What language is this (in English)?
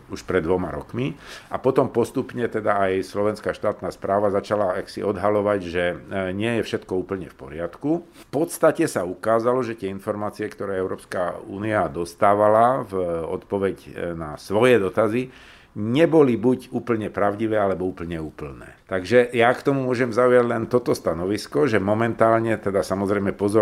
Slovak